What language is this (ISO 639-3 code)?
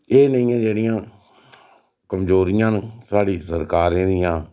doi